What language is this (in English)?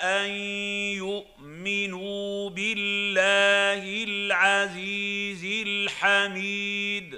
Arabic